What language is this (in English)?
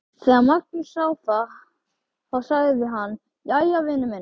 Icelandic